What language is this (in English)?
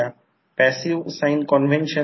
Marathi